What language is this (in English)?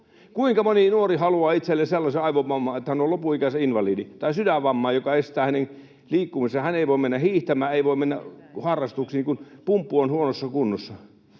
Finnish